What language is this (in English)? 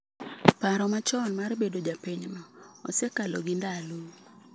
Luo (Kenya and Tanzania)